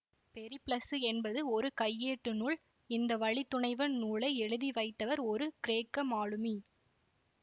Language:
Tamil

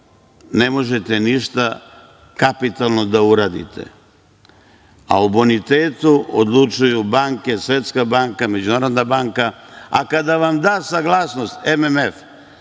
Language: Serbian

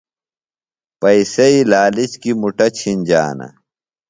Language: Phalura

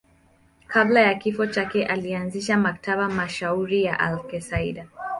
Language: Swahili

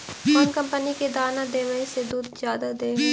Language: Magahi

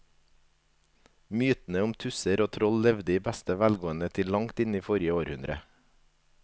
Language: Norwegian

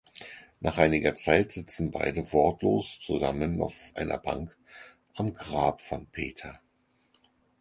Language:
German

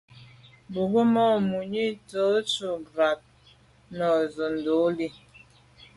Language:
Medumba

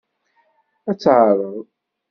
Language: Kabyle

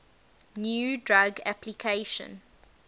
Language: English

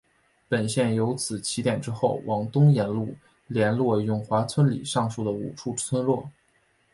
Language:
Chinese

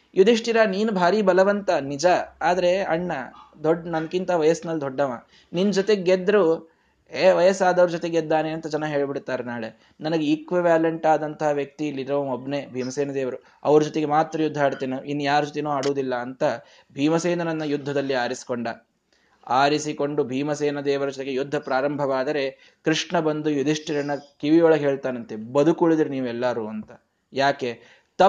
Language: Kannada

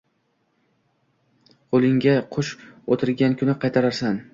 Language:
Uzbek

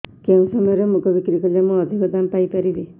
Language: Odia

